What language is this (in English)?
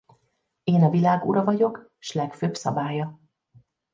Hungarian